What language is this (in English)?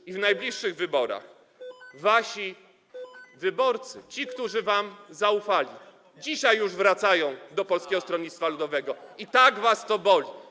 Polish